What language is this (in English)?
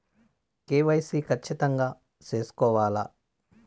Telugu